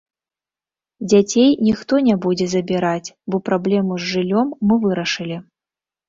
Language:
Belarusian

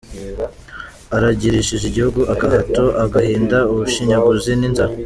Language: Kinyarwanda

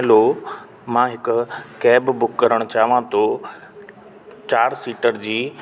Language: Sindhi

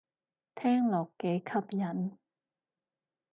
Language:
Cantonese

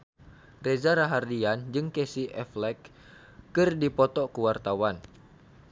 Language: Sundanese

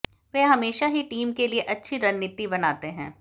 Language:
Hindi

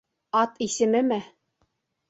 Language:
Bashkir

